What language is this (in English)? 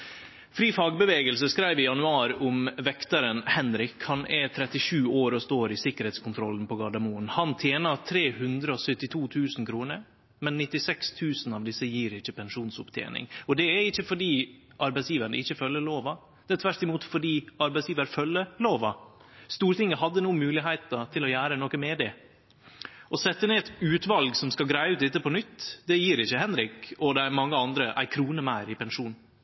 Norwegian Nynorsk